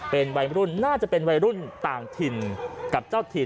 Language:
Thai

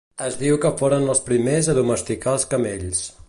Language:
Catalan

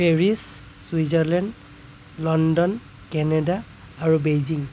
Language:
Assamese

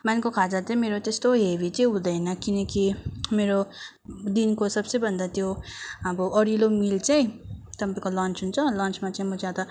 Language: Nepali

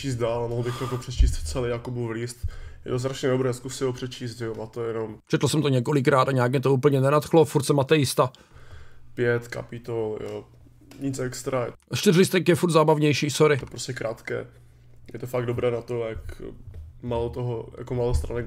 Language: Czech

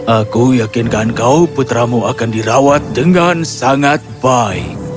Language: Indonesian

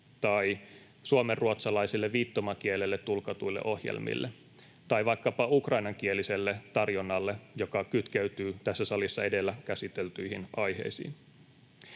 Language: Finnish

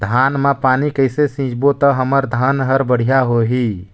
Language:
Chhattisgarhi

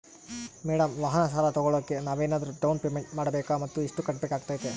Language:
Kannada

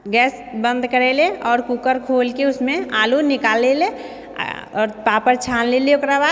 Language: Maithili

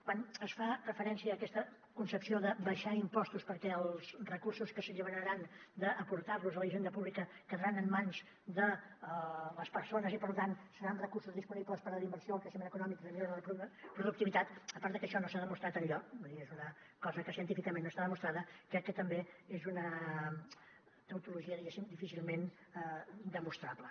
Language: Catalan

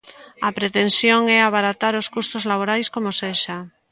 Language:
Galician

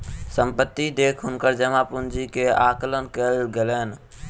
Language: Maithili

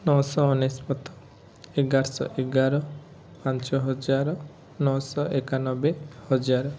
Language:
Odia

